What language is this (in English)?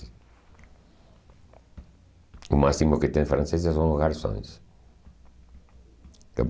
Portuguese